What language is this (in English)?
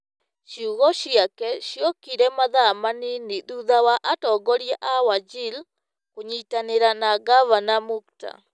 Kikuyu